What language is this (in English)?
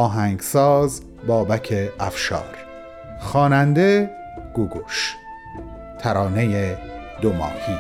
Persian